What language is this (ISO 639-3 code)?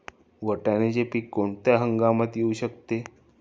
mar